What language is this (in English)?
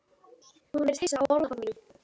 Icelandic